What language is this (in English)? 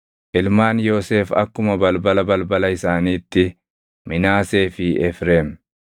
Oromo